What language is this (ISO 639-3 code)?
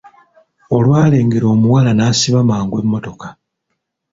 lug